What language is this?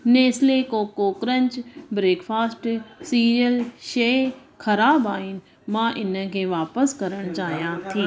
Sindhi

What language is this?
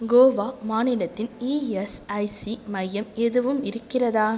Tamil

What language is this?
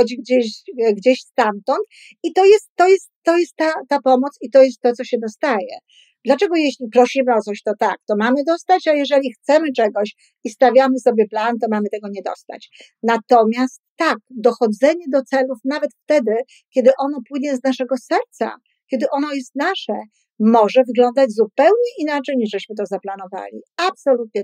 Polish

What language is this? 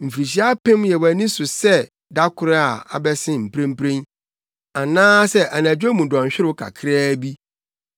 Akan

